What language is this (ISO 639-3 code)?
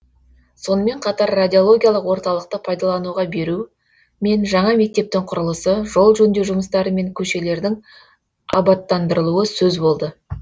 kaz